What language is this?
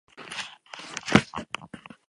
Basque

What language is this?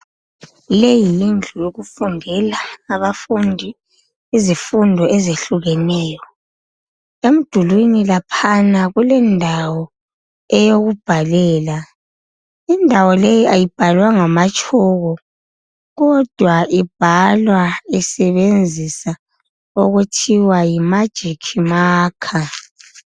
North Ndebele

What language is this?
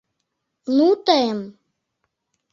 Mari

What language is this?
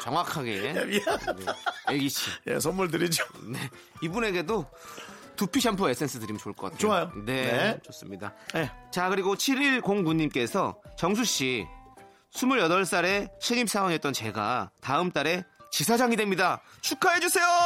Korean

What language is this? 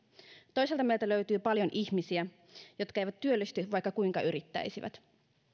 Finnish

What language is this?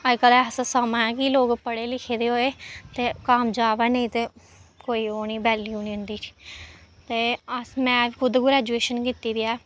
Dogri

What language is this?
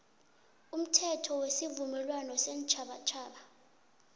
South Ndebele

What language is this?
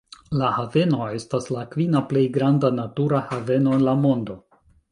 Esperanto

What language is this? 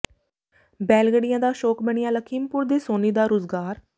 Punjabi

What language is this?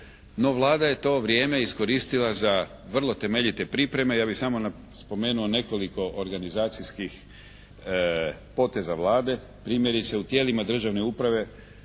Croatian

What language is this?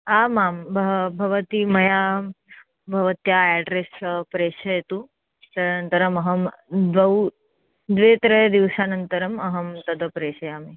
Sanskrit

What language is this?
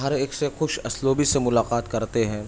Urdu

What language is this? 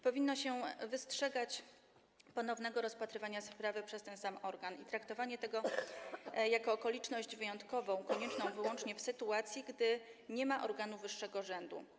Polish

